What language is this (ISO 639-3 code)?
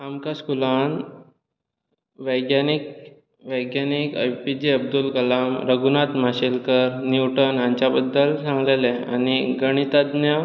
kok